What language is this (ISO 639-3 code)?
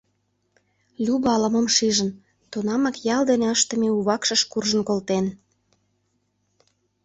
chm